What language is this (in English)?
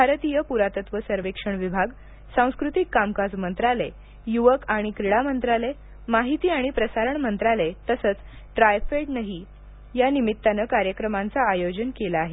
Marathi